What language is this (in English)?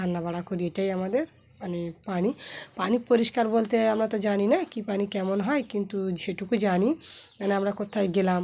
Bangla